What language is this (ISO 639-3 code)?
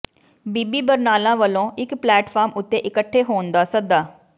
pan